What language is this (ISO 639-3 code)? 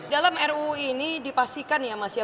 ind